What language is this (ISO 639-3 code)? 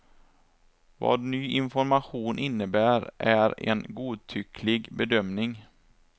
swe